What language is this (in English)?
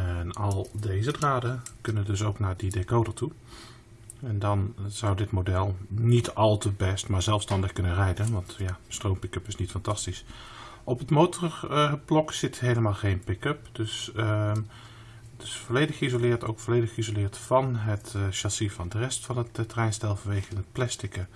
Dutch